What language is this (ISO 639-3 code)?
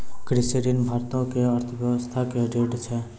mai